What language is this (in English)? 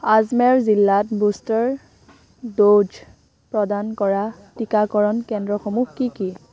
Assamese